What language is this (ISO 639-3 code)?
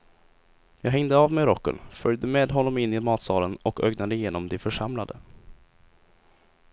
swe